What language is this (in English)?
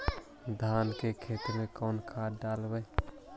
Magahi